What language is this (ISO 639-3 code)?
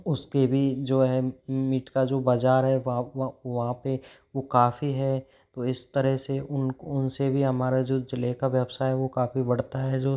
hin